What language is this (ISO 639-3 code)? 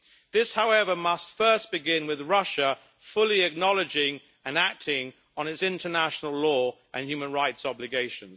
eng